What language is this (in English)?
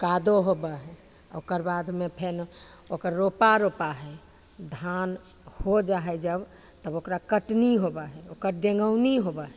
Maithili